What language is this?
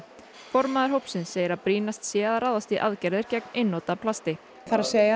Icelandic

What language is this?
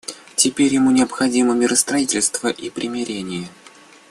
Russian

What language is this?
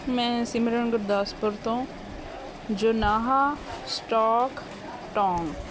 Punjabi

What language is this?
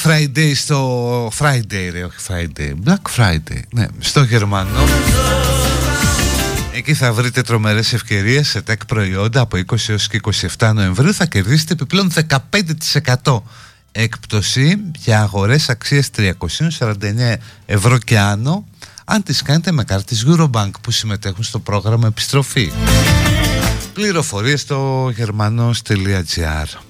Greek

